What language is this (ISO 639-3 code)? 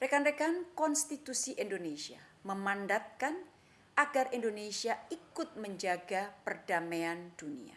ind